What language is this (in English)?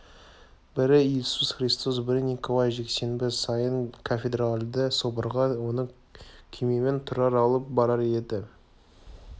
Kazakh